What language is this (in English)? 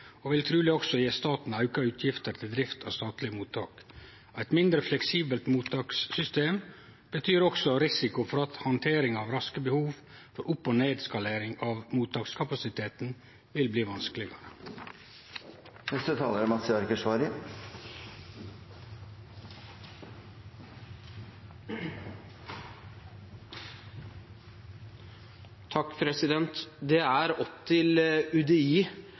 Norwegian